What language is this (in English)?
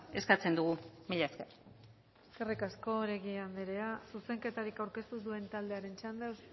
Basque